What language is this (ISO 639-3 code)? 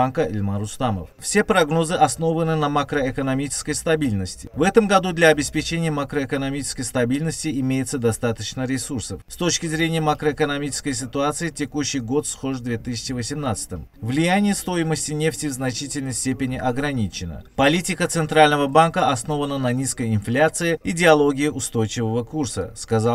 rus